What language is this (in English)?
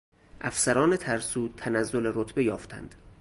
Persian